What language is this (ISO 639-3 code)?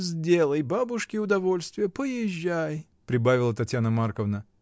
rus